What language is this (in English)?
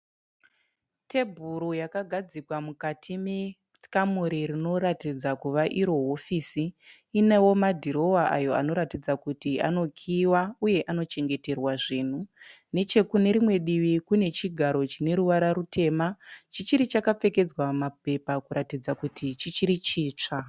Shona